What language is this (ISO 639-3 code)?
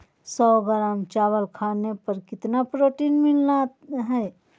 mag